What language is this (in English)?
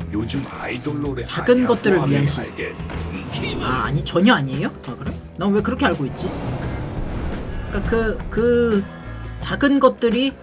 Korean